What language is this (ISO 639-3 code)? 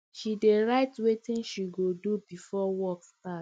pcm